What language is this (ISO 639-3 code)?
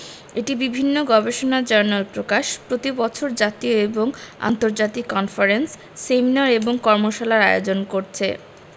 ben